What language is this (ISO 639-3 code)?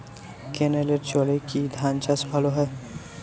ben